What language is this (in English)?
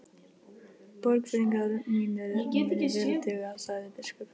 Icelandic